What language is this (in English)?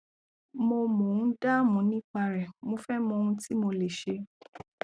Yoruba